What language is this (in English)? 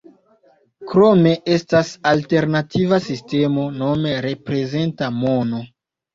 Esperanto